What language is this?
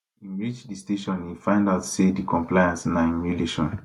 Nigerian Pidgin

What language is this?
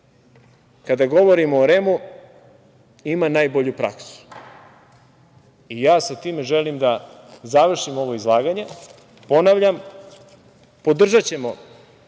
Serbian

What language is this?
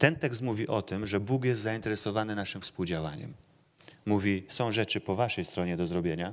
Polish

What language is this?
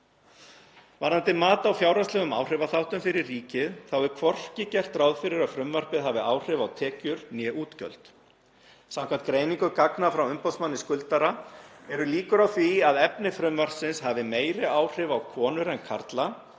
Icelandic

